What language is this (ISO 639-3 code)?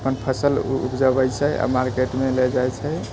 mai